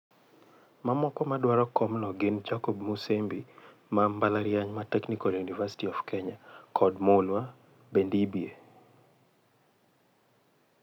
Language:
Luo (Kenya and Tanzania)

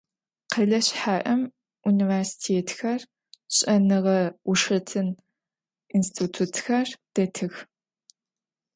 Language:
Adyghe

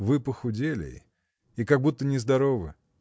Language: Russian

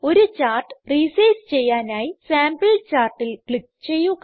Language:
Malayalam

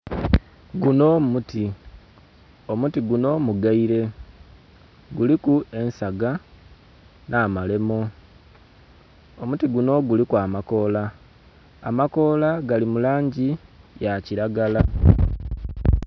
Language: Soga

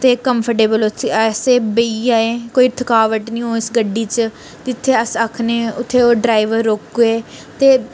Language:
Dogri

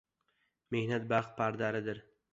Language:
Uzbek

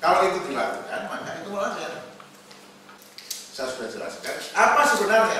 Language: Indonesian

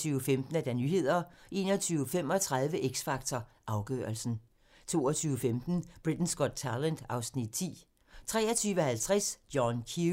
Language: Danish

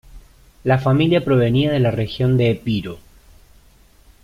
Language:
Spanish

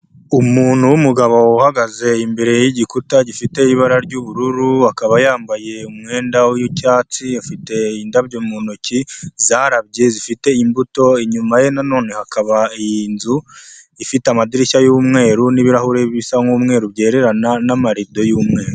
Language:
Kinyarwanda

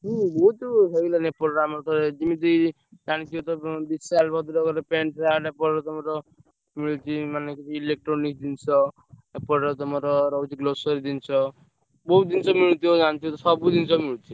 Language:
Odia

